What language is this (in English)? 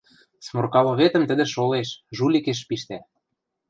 Western Mari